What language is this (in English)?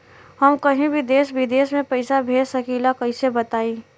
Bhojpuri